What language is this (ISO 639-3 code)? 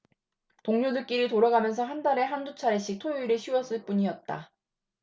kor